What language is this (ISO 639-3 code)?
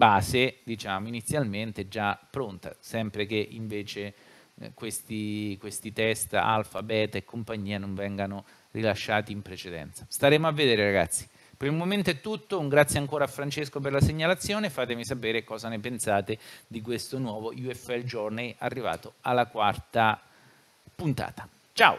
ita